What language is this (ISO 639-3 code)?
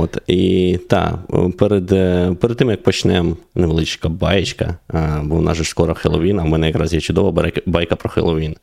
ukr